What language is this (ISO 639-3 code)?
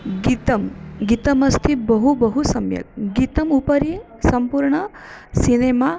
san